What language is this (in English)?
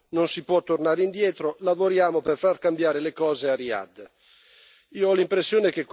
Italian